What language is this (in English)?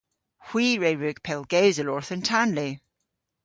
Cornish